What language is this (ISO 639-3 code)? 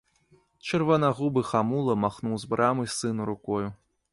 bel